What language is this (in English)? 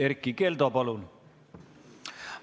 Estonian